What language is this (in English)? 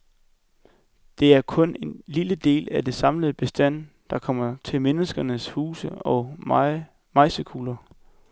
Danish